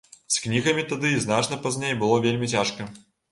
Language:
Belarusian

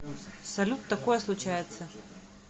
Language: Russian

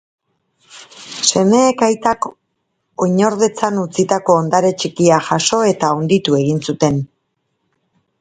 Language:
Basque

